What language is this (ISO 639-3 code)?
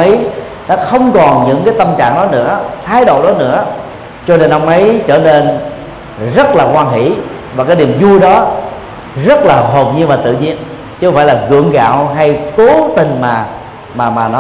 vie